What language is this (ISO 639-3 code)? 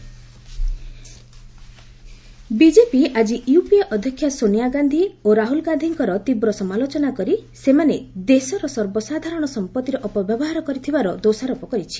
ori